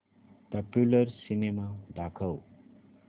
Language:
Marathi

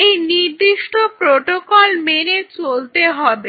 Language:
Bangla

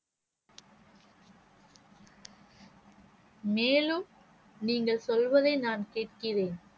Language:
Tamil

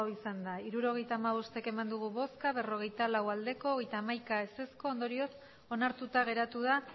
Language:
Basque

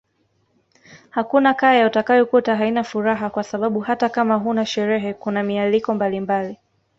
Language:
Swahili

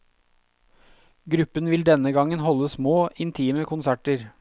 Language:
Norwegian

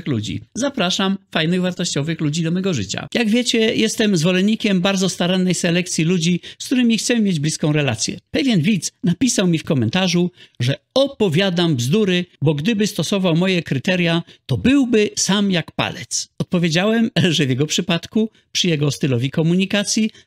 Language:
Polish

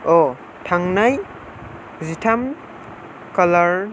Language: Bodo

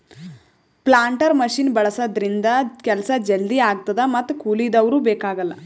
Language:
Kannada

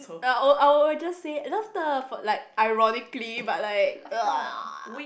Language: English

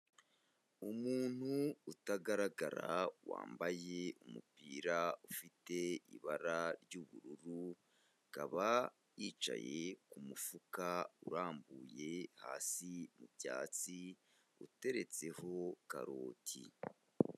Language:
Kinyarwanda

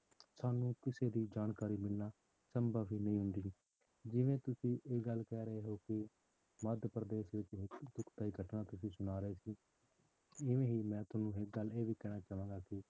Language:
Punjabi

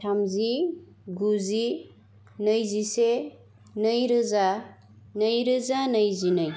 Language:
Bodo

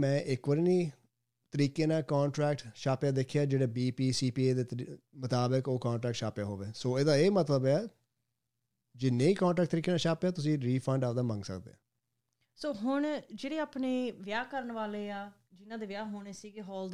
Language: Punjabi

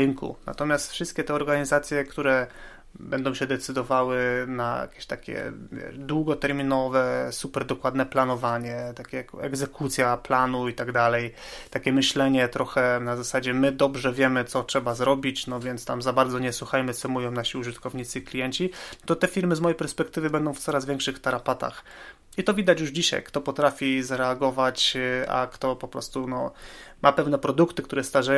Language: Polish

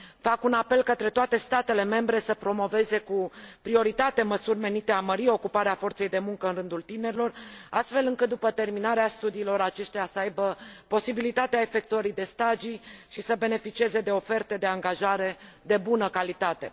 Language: Romanian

